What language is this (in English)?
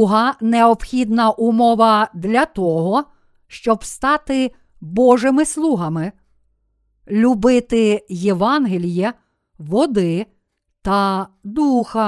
Ukrainian